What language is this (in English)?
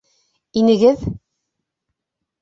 Bashkir